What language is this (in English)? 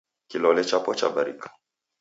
Taita